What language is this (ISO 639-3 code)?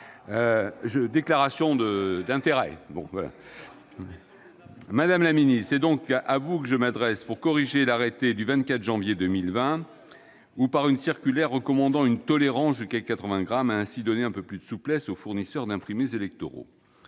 fra